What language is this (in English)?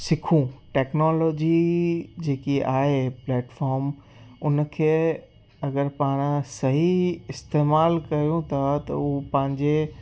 Sindhi